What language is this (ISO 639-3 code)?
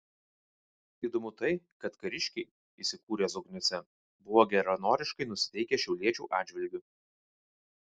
lit